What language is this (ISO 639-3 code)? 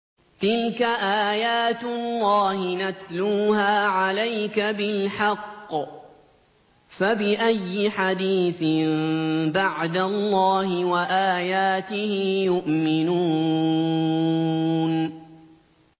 ara